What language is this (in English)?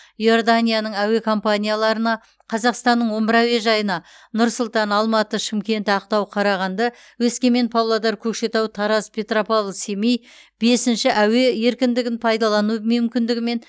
Kazakh